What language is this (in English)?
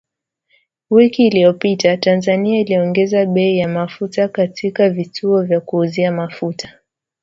Swahili